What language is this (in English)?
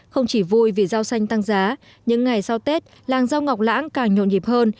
Vietnamese